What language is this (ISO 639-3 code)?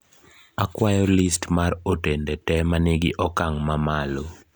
luo